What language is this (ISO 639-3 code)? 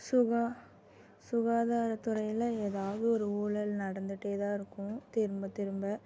tam